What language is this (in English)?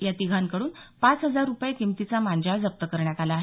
Marathi